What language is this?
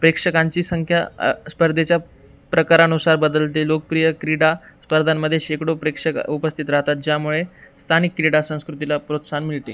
Marathi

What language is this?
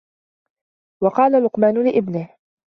Arabic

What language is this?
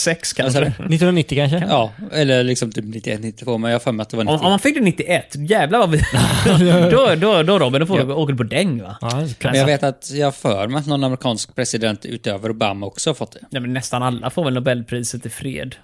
Swedish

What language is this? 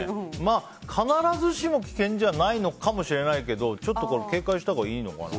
Japanese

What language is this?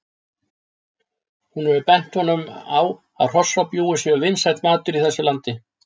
Icelandic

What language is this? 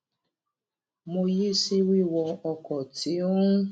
Yoruba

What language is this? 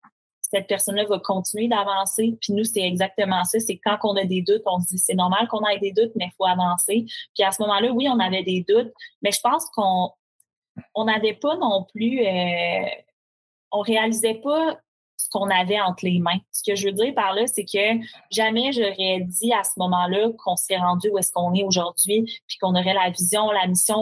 French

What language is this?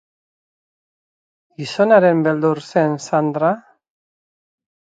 Basque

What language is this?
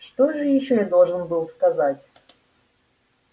Russian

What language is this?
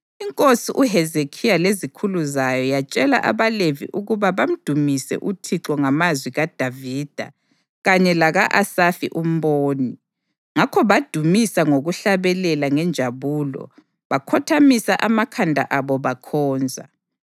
North Ndebele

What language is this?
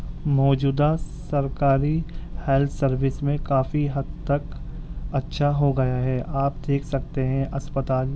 Urdu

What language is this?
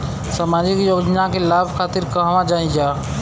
Bhojpuri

